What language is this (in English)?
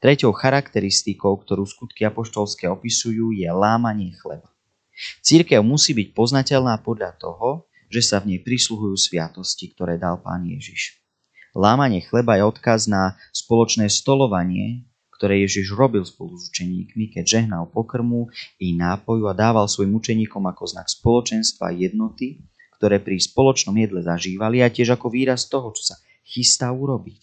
Slovak